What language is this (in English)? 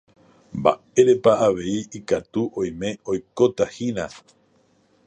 Guarani